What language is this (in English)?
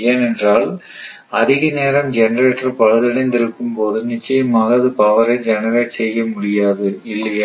Tamil